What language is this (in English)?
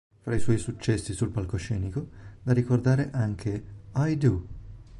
Italian